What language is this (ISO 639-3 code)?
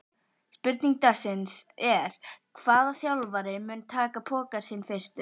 isl